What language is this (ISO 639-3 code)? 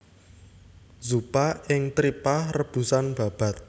jav